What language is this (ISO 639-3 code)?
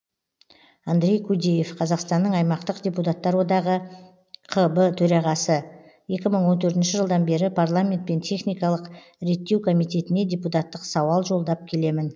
kaz